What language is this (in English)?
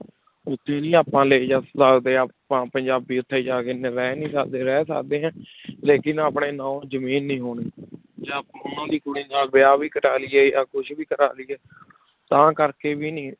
Punjabi